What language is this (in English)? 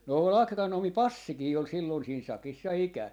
Finnish